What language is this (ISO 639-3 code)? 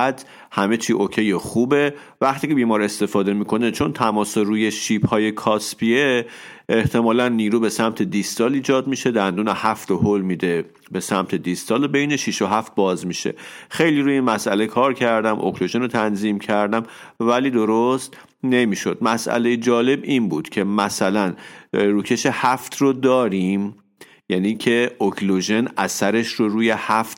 fas